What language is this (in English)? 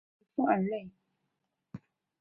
Chinese